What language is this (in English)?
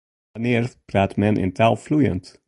Western Frisian